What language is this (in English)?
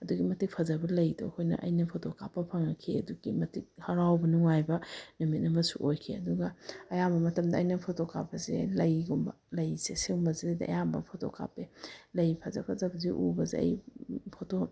Manipuri